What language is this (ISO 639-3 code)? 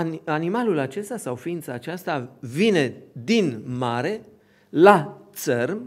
ron